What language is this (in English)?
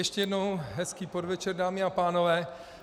Czech